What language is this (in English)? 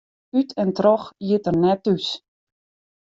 Western Frisian